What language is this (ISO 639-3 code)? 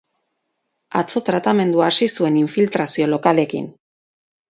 eus